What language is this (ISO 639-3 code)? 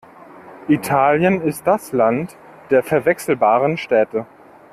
deu